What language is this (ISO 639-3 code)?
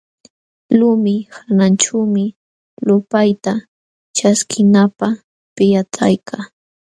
qxw